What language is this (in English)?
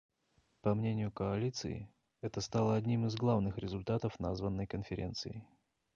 Russian